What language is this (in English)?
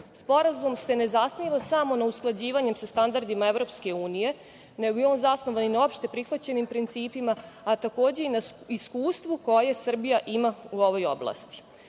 Serbian